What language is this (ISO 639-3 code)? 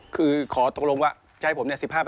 tha